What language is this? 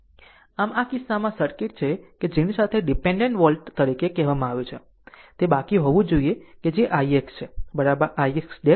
Gujarati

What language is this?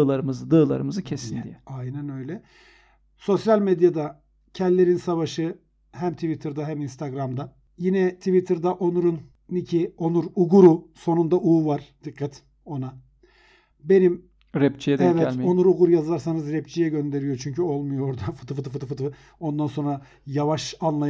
Turkish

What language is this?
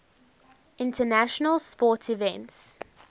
English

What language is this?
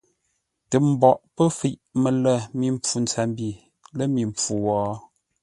Ngombale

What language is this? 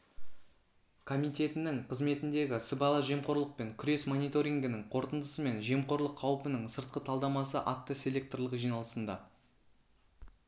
Kazakh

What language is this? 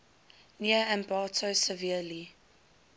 English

